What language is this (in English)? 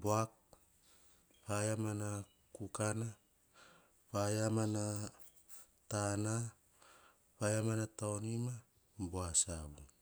Hahon